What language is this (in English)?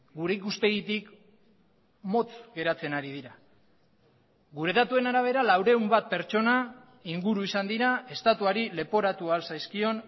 Basque